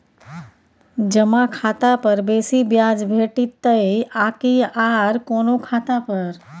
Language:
Maithili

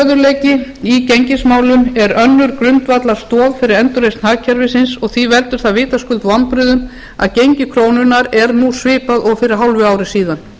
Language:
Icelandic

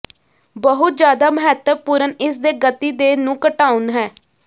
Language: Punjabi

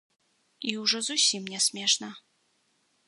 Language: Belarusian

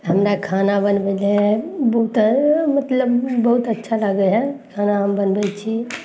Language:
Maithili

